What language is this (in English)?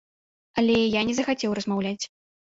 Belarusian